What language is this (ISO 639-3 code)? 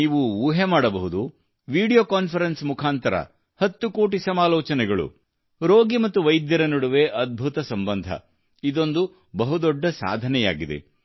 kan